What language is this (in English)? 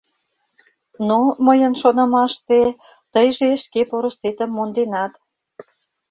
Mari